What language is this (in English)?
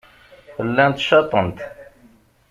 Kabyle